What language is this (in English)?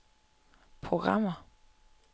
Danish